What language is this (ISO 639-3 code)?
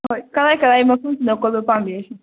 mni